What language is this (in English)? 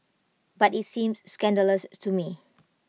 English